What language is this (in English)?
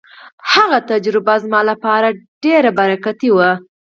Pashto